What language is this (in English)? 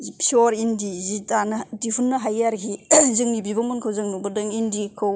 Bodo